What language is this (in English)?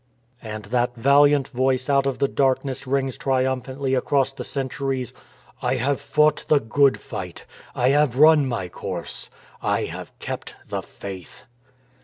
English